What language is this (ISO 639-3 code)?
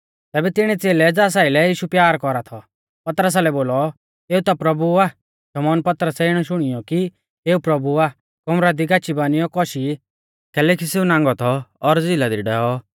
bfz